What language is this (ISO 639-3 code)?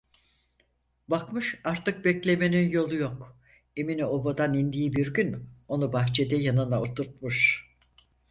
tur